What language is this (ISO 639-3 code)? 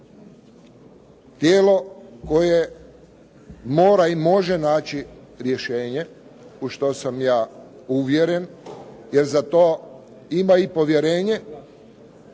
hrv